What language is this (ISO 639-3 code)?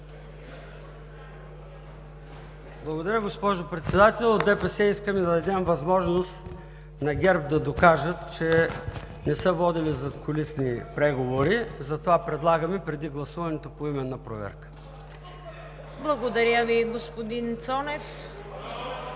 bul